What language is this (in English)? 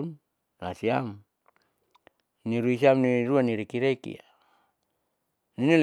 Saleman